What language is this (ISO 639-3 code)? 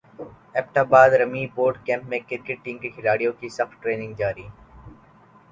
urd